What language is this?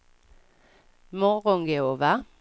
Swedish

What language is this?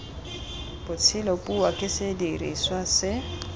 Tswana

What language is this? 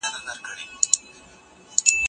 Pashto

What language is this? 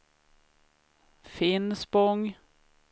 Swedish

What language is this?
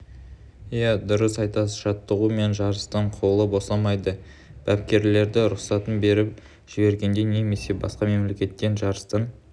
Kazakh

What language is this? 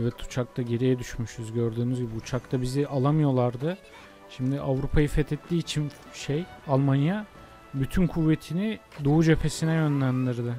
Turkish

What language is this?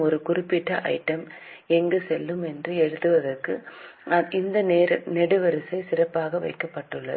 Tamil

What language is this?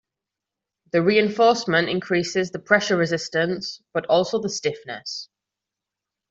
English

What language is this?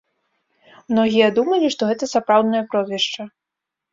Belarusian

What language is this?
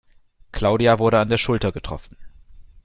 German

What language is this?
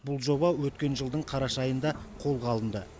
Kazakh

